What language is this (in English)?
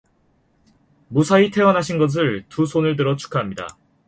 Korean